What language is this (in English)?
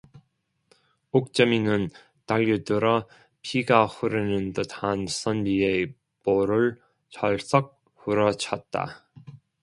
Korean